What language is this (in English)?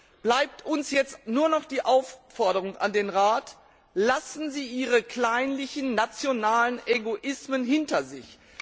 German